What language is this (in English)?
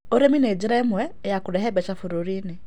Kikuyu